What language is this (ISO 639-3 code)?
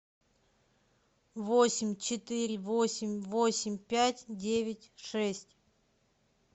rus